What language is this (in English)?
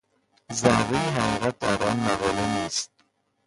Persian